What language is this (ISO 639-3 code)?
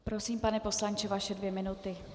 ces